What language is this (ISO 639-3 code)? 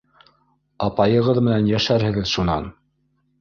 bak